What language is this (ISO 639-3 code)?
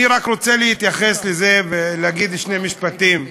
heb